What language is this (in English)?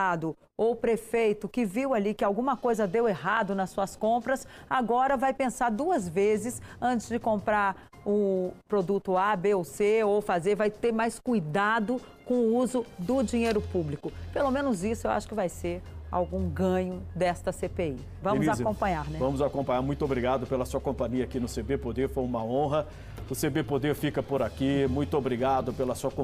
Portuguese